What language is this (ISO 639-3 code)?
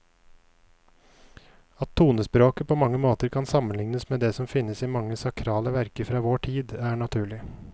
nor